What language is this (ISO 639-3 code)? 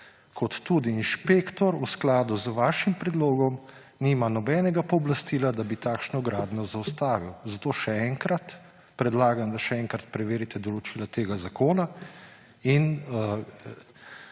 slv